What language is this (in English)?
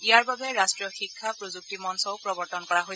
Assamese